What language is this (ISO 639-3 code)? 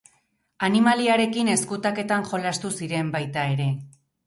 eus